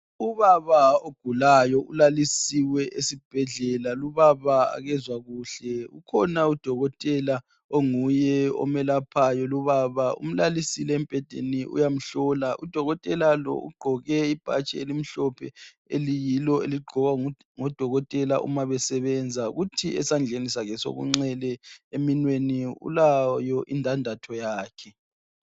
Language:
North Ndebele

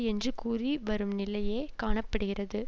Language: Tamil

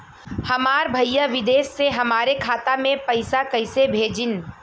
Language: Bhojpuri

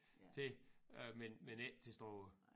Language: Danish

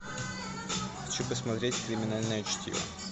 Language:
Russian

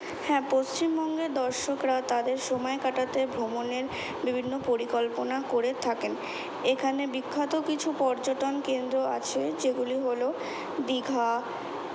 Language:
Bangla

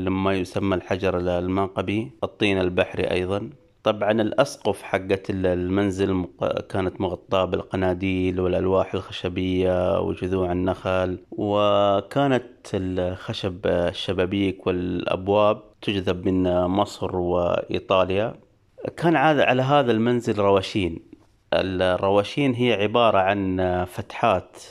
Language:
Arabic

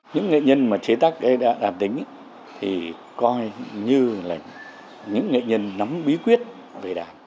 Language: Vietnamese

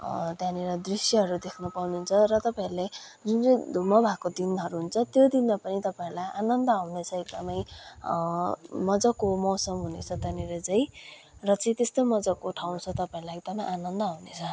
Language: Nepali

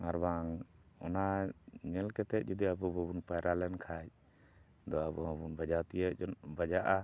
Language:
Santali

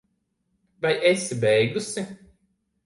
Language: Latvian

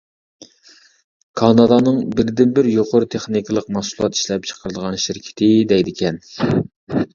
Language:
Uyghur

